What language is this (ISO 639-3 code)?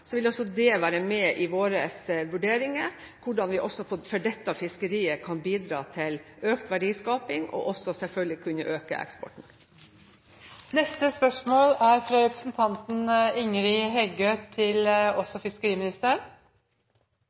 nob